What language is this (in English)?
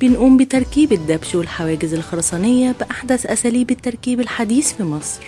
Arabic